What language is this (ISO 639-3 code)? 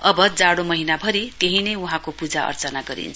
nep